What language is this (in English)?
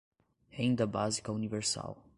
Portuguese